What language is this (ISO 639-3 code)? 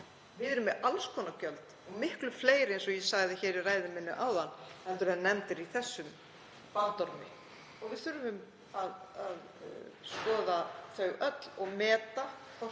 isl